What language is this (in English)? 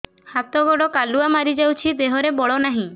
Odia